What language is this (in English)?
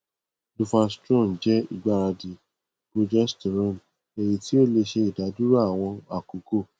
Yoruba